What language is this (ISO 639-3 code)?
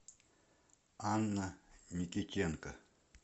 rus